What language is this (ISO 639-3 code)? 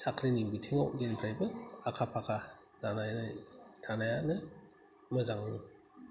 brx